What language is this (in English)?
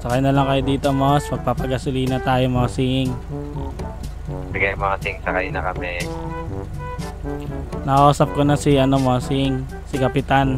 Filipino